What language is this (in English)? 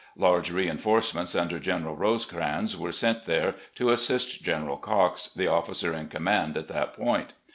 English